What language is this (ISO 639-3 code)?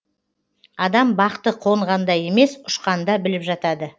kaz